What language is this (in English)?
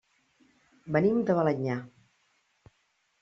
Catalan